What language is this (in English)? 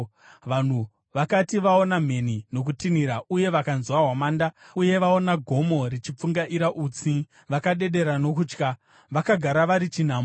Shona